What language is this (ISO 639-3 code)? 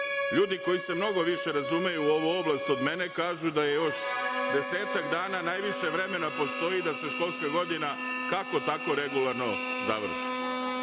srp